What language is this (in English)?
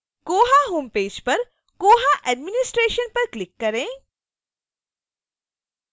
Hindi